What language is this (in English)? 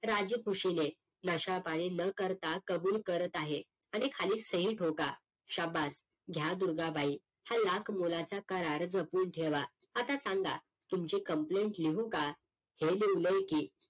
Marathi